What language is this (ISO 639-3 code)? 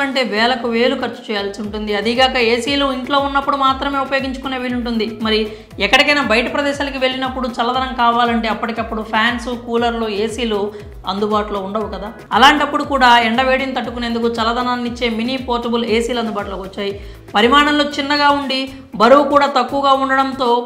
tel